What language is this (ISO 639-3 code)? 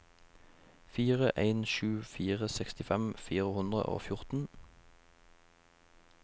nor